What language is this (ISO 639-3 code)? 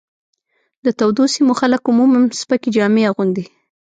pus